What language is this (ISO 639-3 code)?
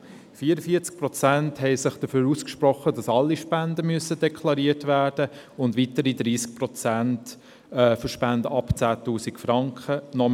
gsw